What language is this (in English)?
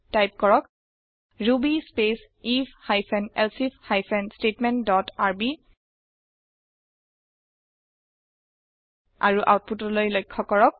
Assamese